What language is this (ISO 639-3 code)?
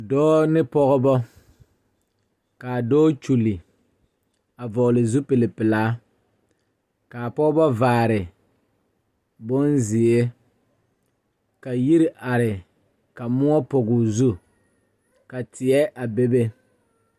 dga